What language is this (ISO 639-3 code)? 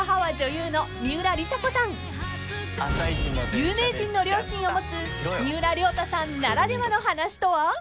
jpn